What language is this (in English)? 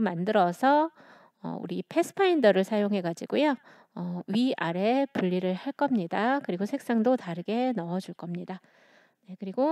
Korean